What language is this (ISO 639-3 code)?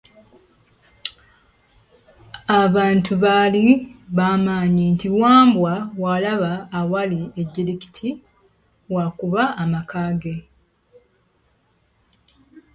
lug